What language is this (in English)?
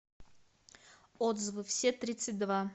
Russian